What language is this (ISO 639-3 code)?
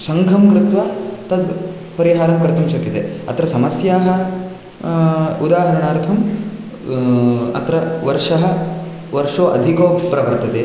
san